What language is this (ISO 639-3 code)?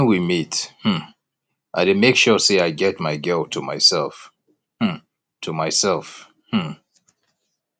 pcm